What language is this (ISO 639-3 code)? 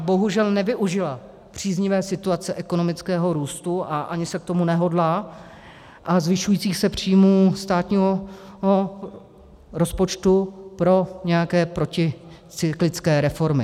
ces